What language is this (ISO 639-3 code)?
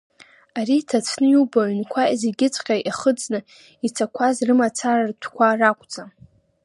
abk